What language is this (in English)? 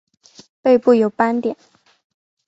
Chinese